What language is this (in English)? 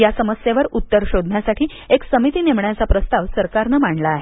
Marathi